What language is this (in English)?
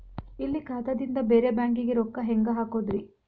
Kannada